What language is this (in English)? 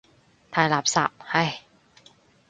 Cantonese